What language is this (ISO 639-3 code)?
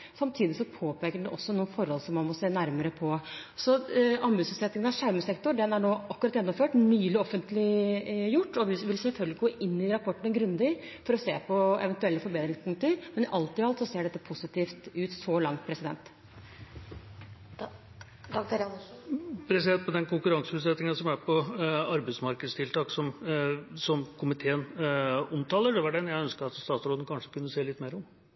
nob